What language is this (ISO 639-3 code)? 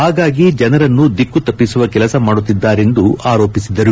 kan